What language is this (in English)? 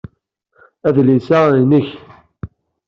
Kabyle